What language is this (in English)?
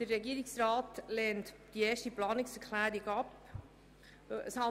Swiss German